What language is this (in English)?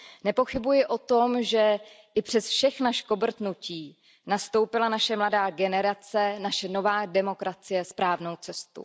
Czech